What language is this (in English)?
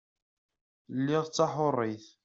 Kabyle